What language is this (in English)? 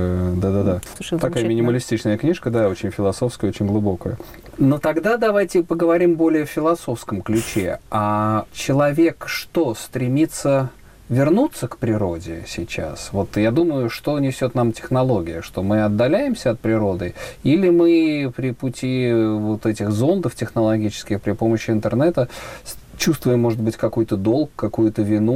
Russian